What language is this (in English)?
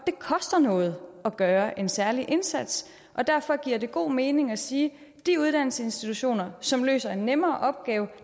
Danish